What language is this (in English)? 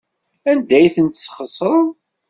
Kabyle